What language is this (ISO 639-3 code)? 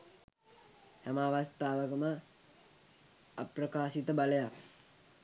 sin